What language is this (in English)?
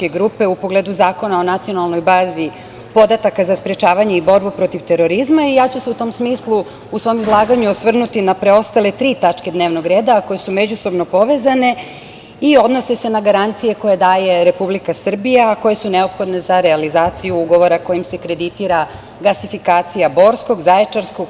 Serbian